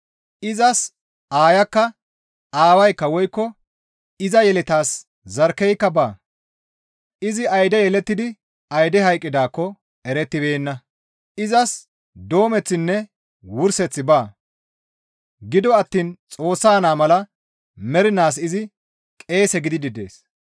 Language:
Gamo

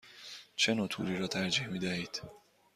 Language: Persian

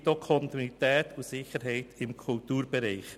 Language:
Swiss German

